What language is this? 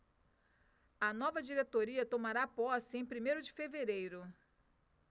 Portuguese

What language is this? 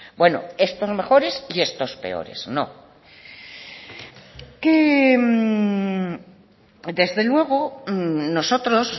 Spanish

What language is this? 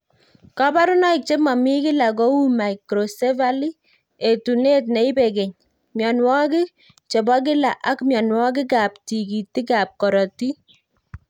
Kalenjin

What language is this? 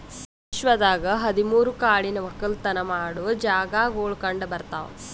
Kannada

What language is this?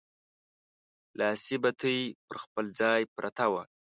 Pashto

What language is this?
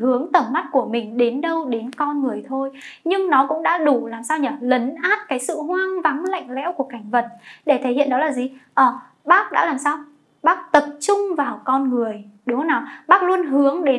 Vietnamese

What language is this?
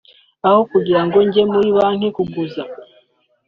Kinyarwanda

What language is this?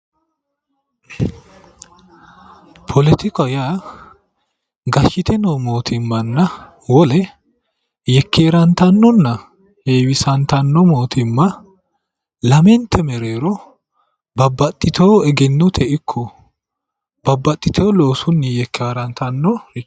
Sidamo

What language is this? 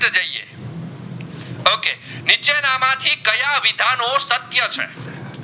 Gujarati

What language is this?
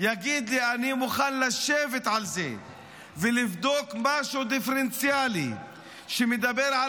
Hebrew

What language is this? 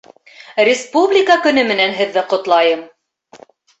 Bashkir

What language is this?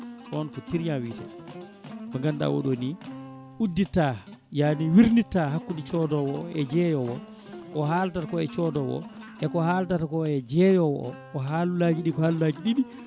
Fula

